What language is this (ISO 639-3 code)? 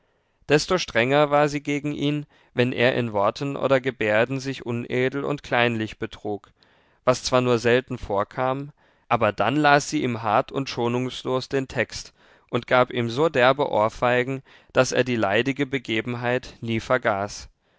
deu